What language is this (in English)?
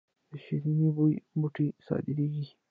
Pashto